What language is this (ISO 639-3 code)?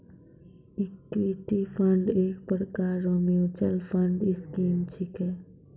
mai